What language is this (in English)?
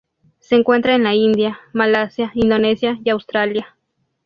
Spanish